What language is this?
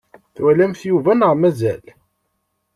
Kabyle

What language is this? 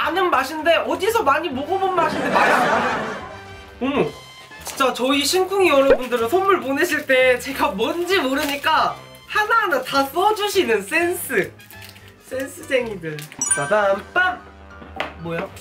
Korean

